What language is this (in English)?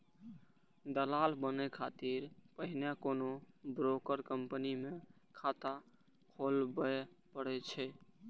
Maithili